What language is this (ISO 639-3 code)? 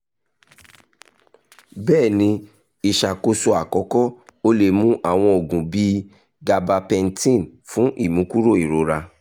yor